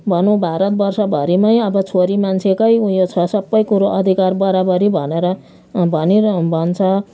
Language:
Nepali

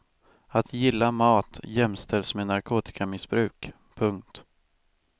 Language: Swedish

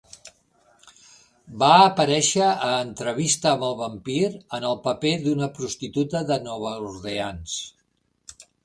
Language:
Catalan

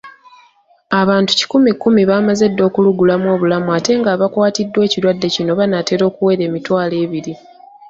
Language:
Ganda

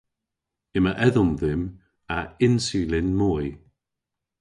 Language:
Cornish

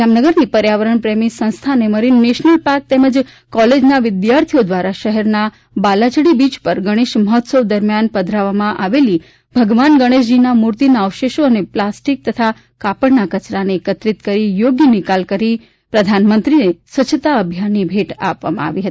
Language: Gujarati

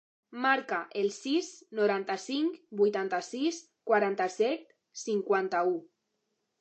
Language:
Catalan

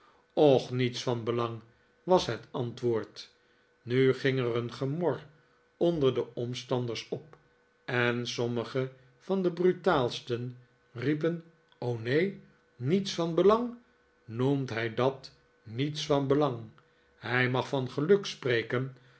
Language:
Dutch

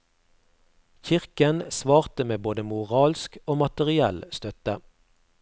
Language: Norwegian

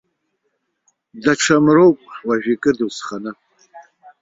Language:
Abkhazian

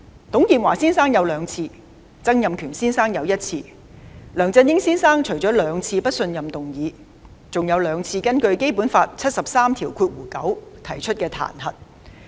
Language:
Cantonese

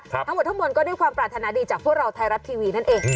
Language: Thai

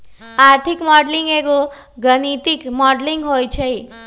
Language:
Magahi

